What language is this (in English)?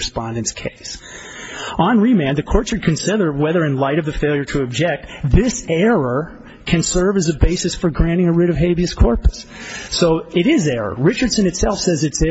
English